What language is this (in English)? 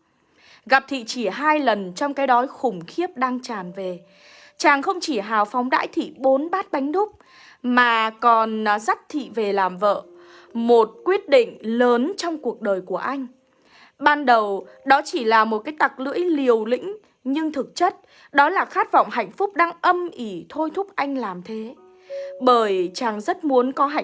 Vietnamese